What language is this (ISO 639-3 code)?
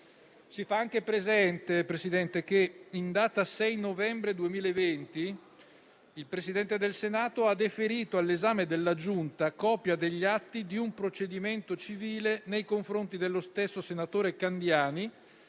ita